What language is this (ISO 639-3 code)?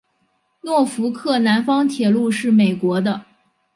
zho